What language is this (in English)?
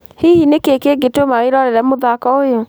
Kikuyu